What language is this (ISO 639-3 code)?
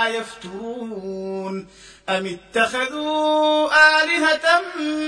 ara